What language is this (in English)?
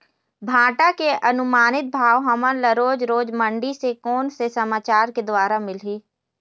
Chhattisgarhi